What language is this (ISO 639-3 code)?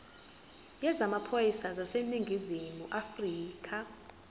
zul